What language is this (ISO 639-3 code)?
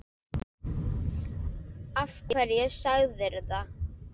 isl